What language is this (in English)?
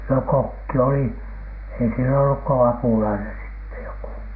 Finnish